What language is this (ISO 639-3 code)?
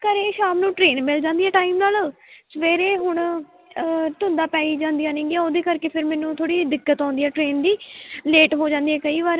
pan